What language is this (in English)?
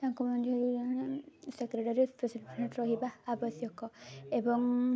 Odia